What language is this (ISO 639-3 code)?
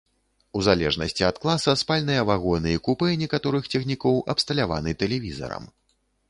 bel